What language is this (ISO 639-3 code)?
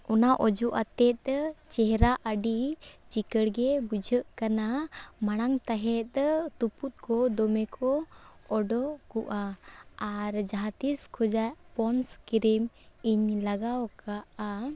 sat